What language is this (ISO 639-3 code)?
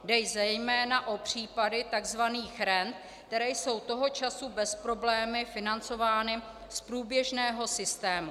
ces